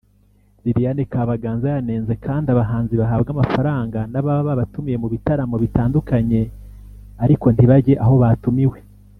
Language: Kinyarwanda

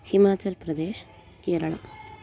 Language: Sanskrit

